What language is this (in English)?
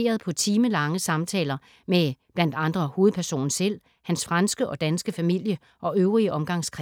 Danish